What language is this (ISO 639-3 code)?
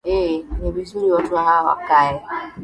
swa